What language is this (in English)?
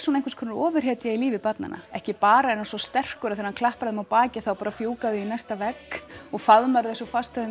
Icelandic